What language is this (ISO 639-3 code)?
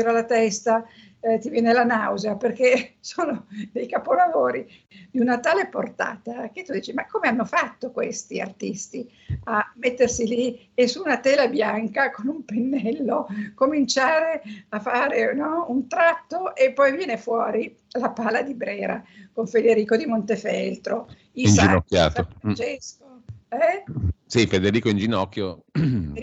ita